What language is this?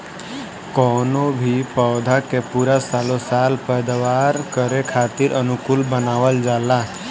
Bhojpuri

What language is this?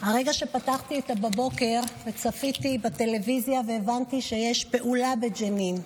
Hebrew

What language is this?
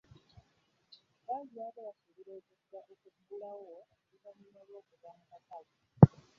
Ganda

